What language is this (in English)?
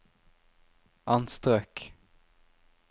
Norwegian